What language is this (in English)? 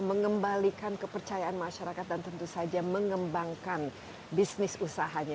Indonesian